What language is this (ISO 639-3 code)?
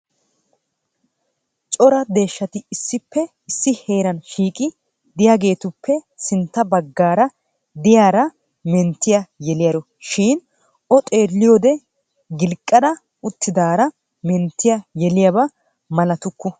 wal